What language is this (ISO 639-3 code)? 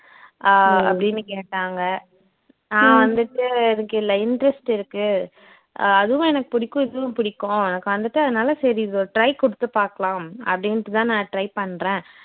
tam